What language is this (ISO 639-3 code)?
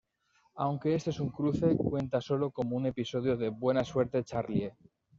spa